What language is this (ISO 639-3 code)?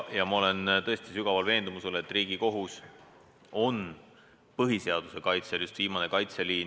est